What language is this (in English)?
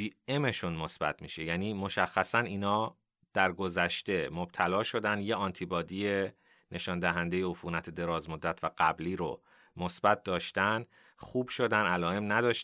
Persian